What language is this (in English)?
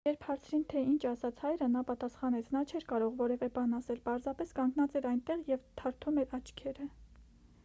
Armenian